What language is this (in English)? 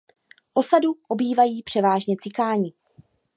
Czech